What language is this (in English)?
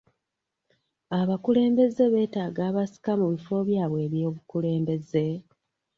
Ganda